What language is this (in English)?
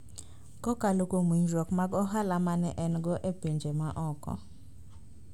Luo (Kenya and Tanzania)